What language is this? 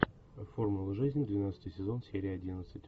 Russian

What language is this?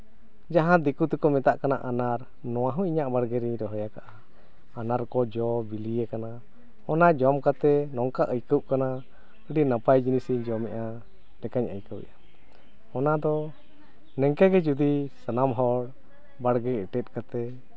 Santali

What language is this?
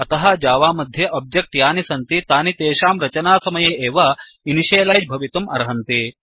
Sanskrit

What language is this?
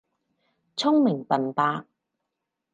Cantonese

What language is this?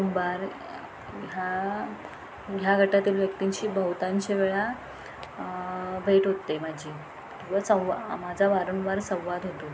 Marathi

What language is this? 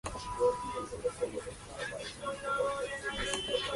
Spanish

